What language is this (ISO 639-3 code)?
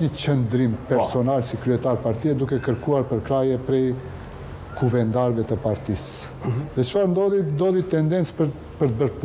ron